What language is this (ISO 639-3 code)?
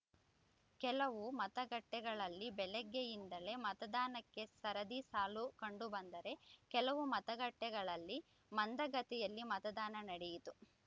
kan